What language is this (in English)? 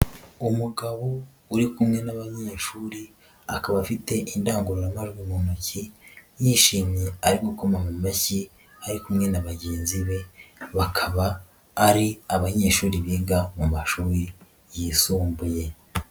Kinyarwanda